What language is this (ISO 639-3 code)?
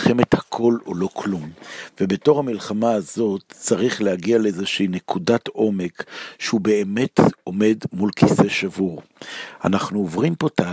heb